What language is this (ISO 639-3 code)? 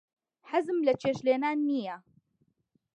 ckb